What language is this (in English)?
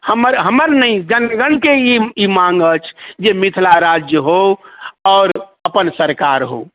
Maithili